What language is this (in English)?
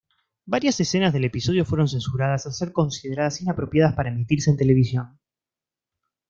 Spanish